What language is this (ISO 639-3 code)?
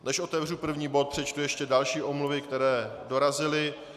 ces